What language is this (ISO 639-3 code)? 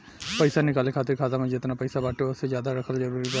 bho